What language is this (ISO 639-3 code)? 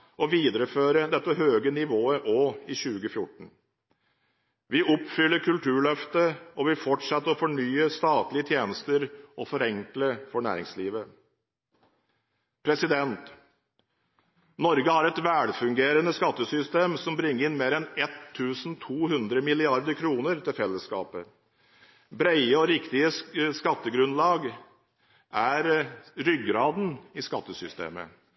nob